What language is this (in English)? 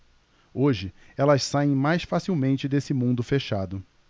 Portuguese